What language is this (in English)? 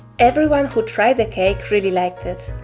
English